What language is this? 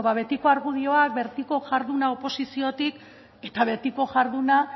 Basque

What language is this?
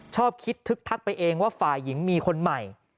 Thai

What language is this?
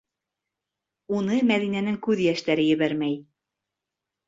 Bashkir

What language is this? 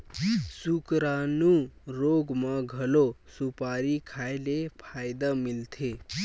Chhattisgarhi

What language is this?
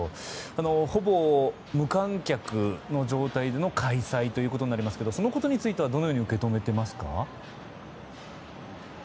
Japanese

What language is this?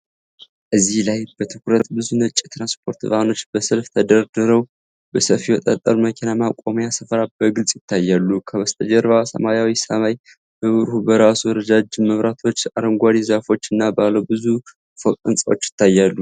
Amharic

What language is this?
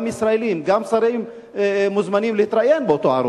Hebrew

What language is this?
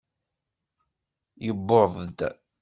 Kabyle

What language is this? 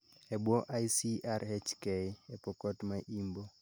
Luo (Kenya and Tanzania)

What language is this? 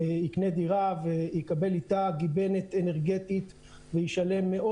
Hebrew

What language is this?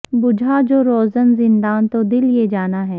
Urdu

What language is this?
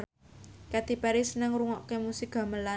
Javanese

